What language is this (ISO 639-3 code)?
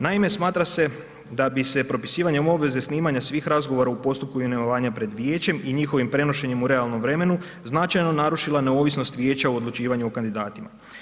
hrv